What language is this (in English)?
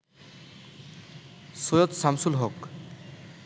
Bangla